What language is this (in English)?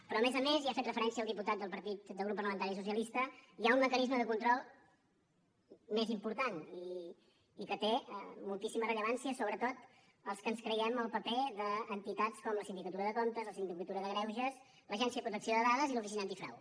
Catalan